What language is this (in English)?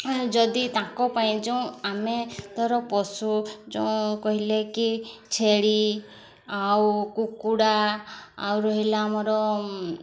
Odia